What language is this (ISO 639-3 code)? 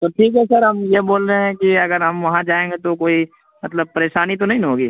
urd